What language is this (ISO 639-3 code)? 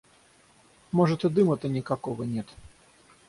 rus